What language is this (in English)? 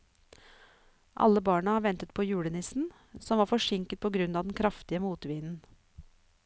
Norwegian